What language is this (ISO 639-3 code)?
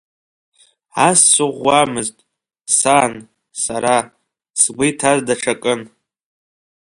abk